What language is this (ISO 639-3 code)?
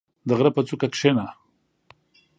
pus